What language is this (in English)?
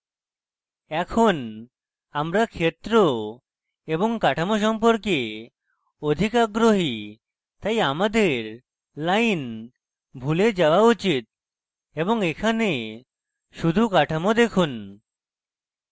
Bangla